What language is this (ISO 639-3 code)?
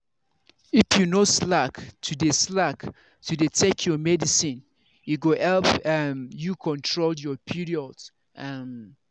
pcm